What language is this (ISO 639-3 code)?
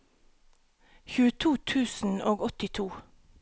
nor